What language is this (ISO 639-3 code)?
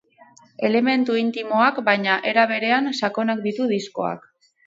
eus